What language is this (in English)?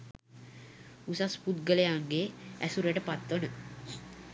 Sinhala